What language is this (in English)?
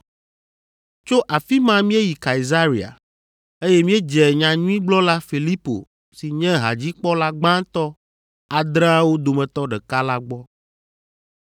Ewe